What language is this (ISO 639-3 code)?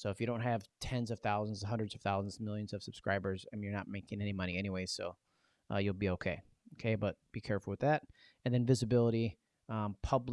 eng